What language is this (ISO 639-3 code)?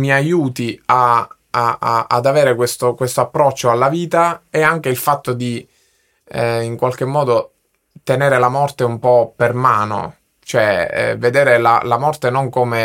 ita